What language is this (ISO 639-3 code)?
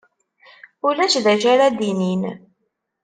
kab